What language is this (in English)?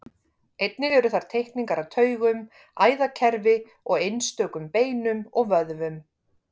Icelandic